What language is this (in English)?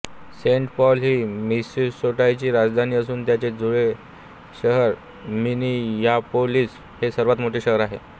Marathi